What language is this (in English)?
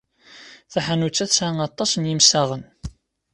Kabyle